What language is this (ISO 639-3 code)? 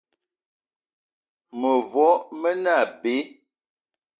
eto